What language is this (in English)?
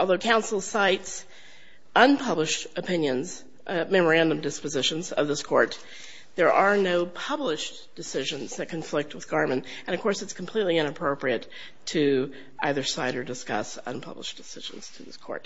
English